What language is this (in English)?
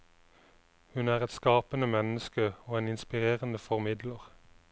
Norwegian